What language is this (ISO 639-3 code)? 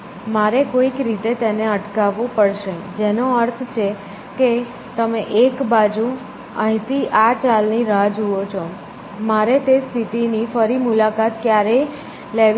guj